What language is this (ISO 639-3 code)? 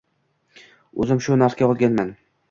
uzb